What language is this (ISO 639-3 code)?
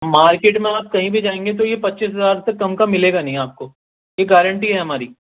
urd